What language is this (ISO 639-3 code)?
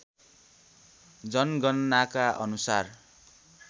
nep